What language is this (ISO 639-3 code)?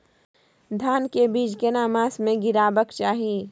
mai